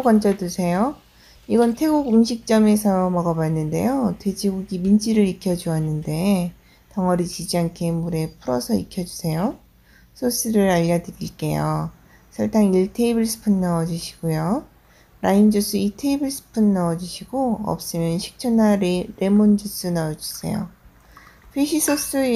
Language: Korean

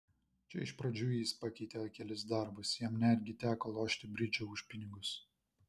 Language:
Lithuanian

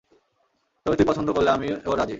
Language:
Bangla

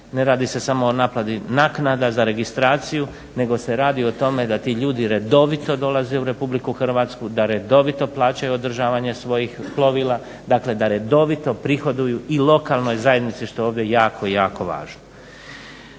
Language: Croatian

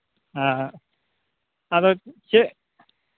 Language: Santali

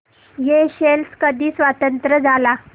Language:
Marathi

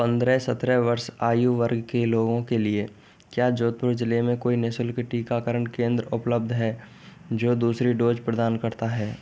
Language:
Hindi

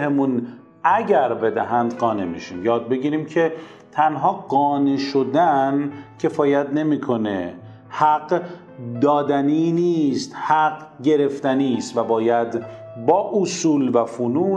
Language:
Persian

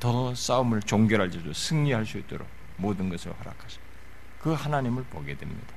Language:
Korean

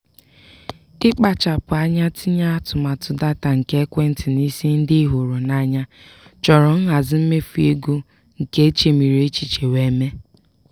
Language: Igbo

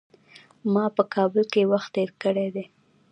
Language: Pashto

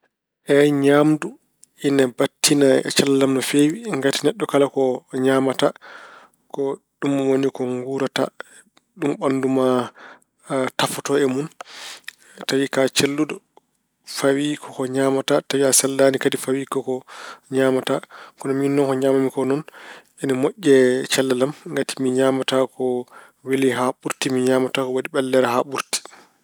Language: Fula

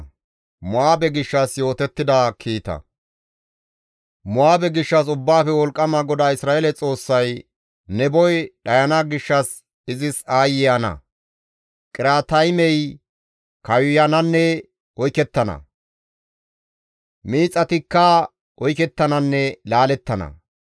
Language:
Gamo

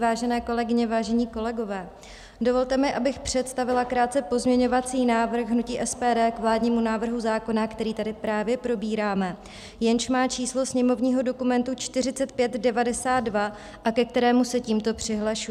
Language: Czech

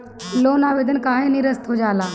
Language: Bhojpuri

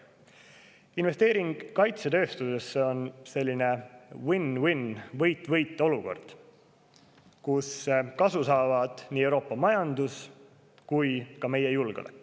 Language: Estonian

